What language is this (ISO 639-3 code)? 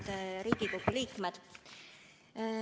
est